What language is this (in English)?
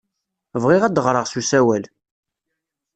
Kabyle